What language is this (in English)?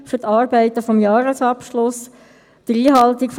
Swiss German